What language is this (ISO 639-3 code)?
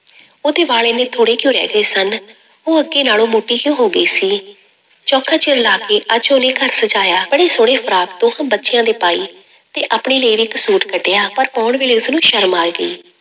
pan